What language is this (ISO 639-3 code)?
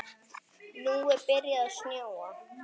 isl